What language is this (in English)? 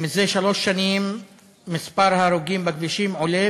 Hebrew